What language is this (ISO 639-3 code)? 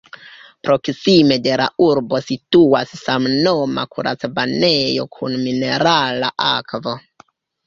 epo